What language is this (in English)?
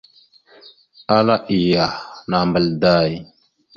Mada (Cameroon)